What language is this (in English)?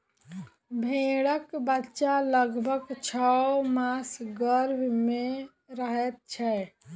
Maithili